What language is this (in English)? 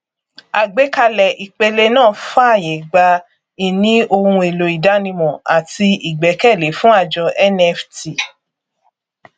Yoruba